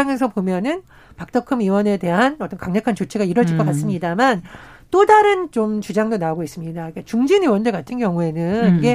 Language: Korean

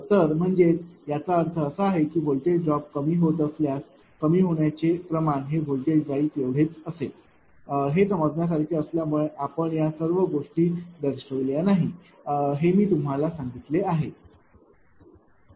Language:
Marathi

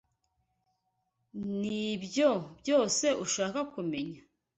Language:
Kinyarwanda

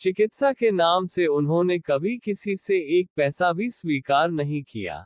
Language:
Hindi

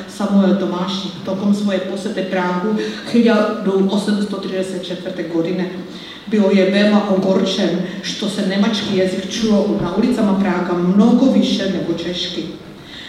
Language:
Czech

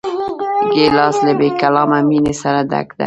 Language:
Pashto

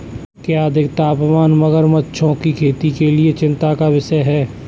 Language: Hindi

